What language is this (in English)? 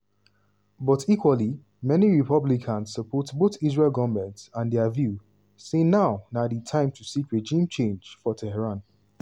Nigerian Pidgin